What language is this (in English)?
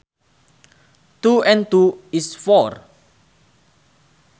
Sundanese